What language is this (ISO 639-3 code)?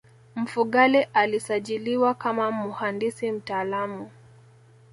swa